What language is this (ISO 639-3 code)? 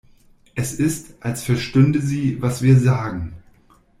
deu